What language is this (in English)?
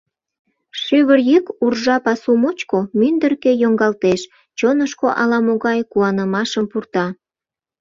Mari